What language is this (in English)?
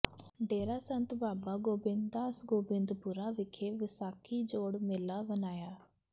Punjabi